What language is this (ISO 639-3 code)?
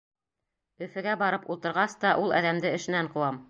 bak